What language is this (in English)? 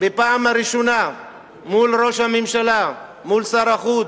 Hebrew